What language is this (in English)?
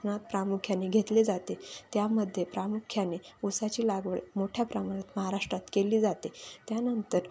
Marathi